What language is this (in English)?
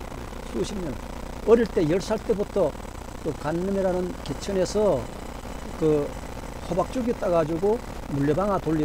Korean